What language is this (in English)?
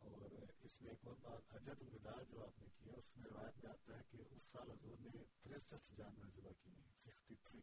Urdu